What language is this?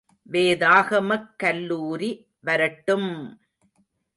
Tamil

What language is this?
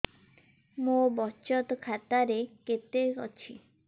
Odia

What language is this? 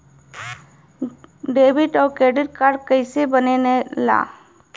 Bhojpuri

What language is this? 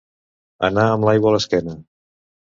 Catalan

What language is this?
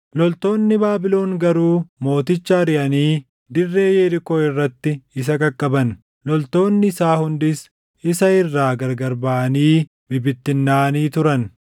Oromo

